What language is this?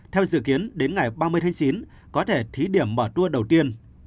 Vietnamese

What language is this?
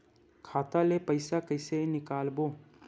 Chhattisgarhi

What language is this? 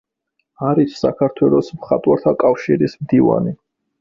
Georgian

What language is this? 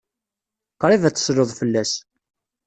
Kabyle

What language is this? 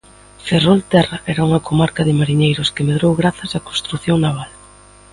Galician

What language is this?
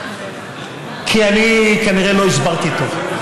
Hebrew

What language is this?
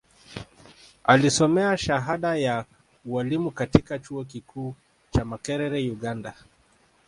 Swahili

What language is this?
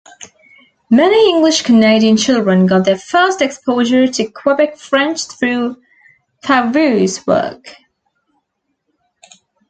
English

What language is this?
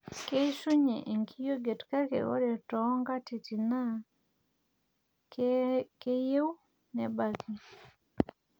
Masai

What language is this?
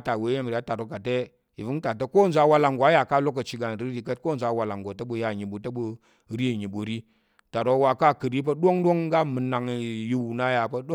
Tarok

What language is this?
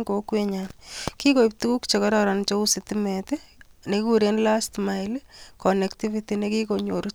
Kalenjin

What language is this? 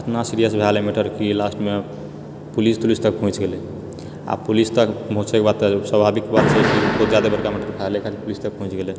Maithili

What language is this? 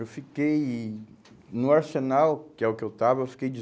Portuguese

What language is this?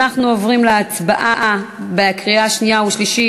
Hebrew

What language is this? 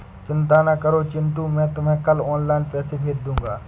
Hindi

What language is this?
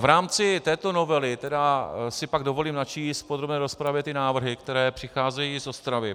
Czech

